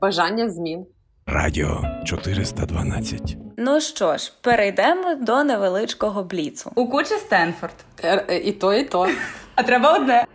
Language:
Ukrainian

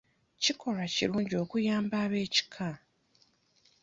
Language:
Ganda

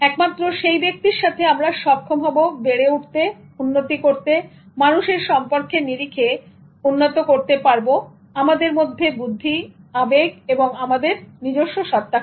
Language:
Bangla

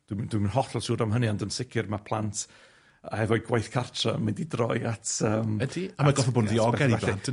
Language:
Welsh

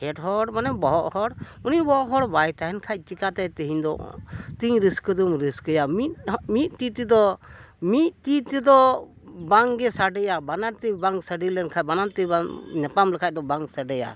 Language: Santali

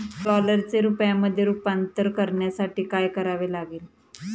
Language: Marathi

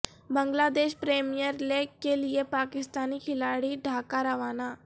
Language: Urdu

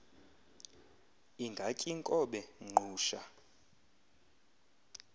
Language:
Xhosa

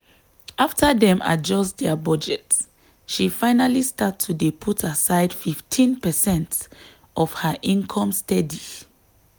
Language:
Nigerian Pidgin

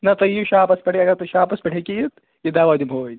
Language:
Kashmiri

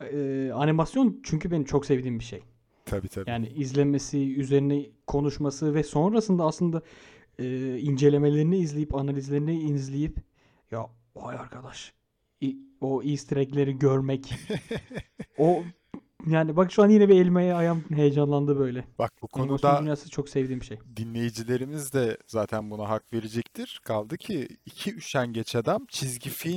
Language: Turkish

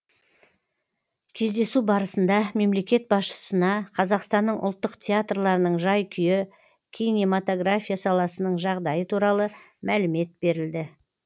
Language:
Kazakh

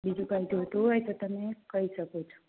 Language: Gujarati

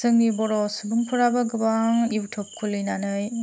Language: Bodo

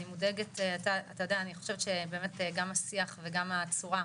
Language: Hebrew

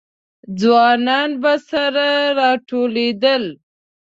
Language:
Pashto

